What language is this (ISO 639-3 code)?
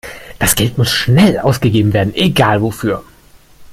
deu